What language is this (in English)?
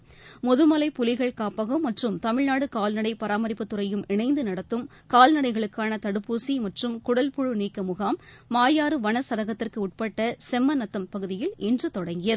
Tamil